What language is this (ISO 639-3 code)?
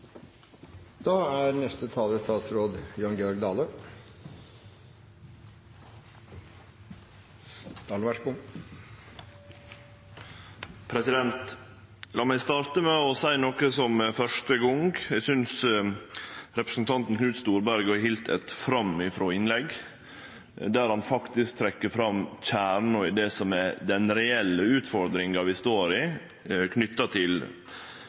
nor